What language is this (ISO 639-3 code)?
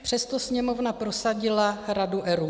ces